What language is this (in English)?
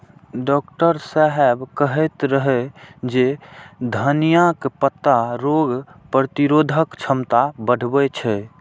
Maithili